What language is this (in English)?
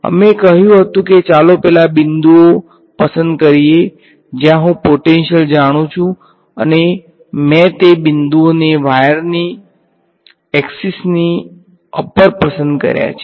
Gujarati